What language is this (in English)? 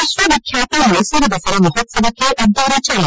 Kannada